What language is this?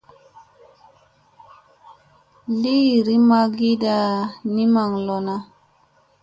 Musey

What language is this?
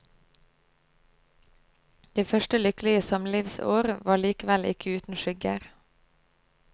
Norwegian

